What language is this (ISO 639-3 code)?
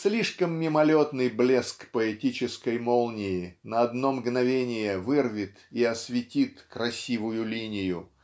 rus